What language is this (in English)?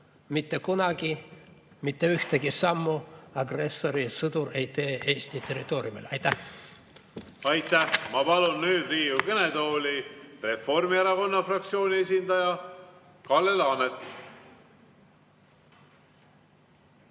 Estonian